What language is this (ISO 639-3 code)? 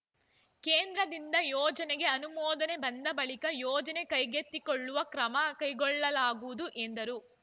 kan